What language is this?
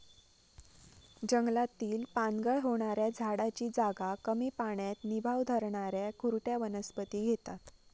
Marathi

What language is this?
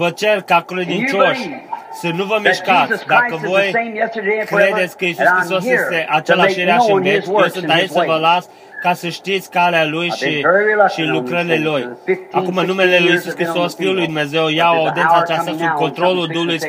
Romanian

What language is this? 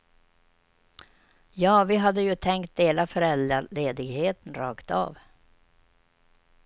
Swedish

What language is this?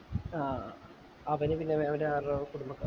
Malayalam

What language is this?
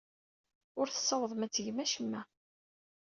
Kabyle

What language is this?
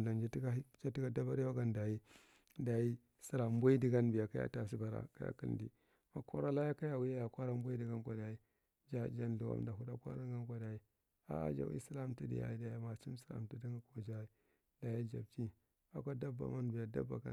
Marghi Central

